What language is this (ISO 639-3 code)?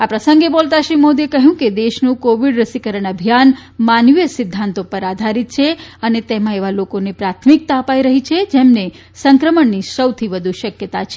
guj